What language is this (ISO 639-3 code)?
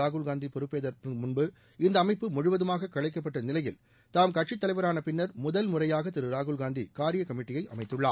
tam